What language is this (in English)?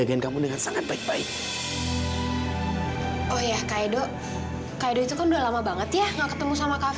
Indonesian